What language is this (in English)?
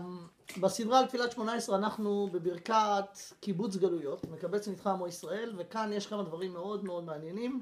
Hebrew